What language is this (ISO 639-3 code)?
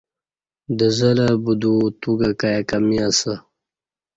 bsh